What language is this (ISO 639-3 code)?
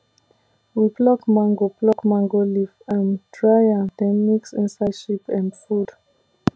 pcm